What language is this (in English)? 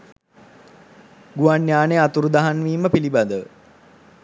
Sinhala